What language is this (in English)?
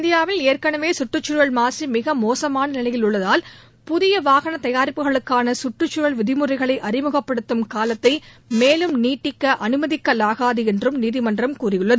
Tamil